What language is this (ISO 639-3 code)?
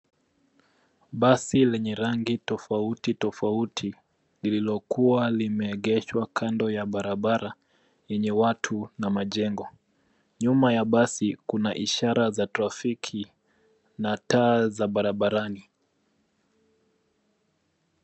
swa